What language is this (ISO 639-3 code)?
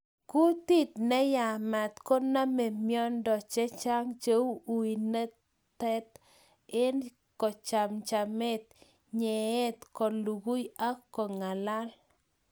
kln